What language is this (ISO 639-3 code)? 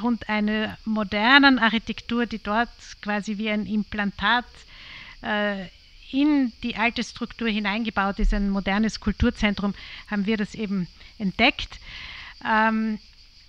deu